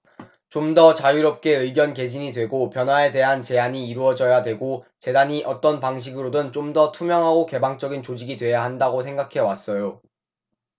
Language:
Korean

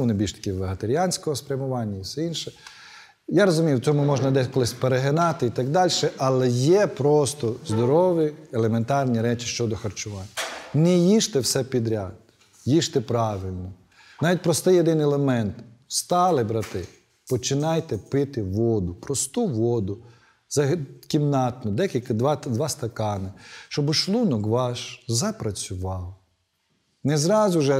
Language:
Ukrainian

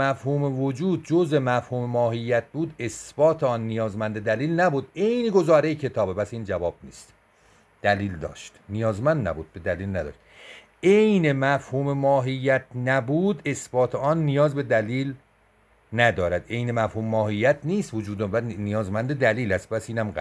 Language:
Persian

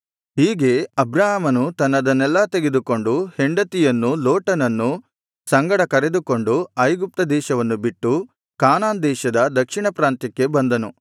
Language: Kannada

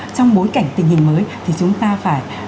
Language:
Vietnamese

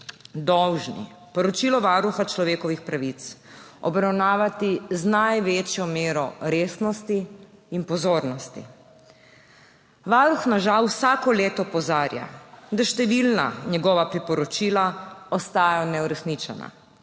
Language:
Slovenian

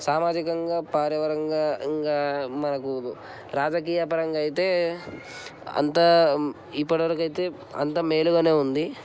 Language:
Telugu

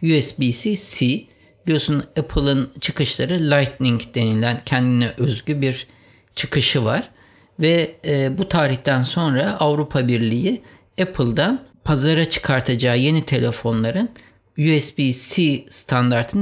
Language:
Turkish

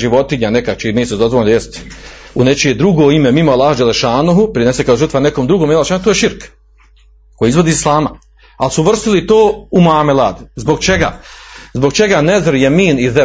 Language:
Croatian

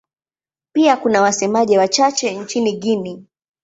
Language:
Swahili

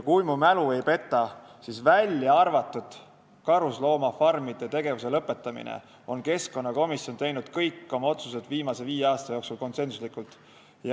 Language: Estonian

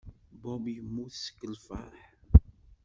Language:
Kabyle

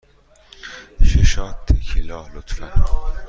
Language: Persian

